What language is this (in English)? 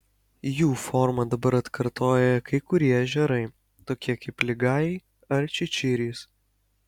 Lithuanian